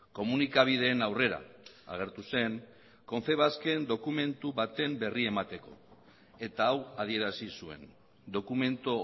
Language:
Basque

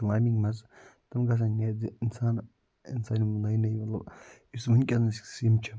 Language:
Kashmiri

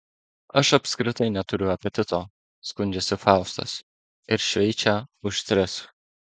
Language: Lithuanian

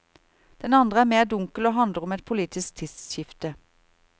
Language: Norwegian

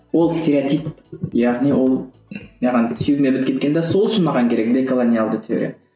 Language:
Kazakh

